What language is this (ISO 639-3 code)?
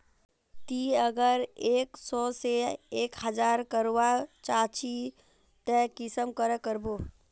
mag